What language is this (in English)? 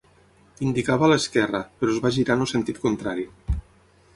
Catalan